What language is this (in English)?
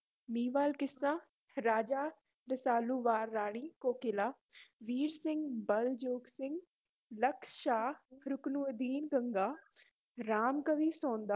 Punjabi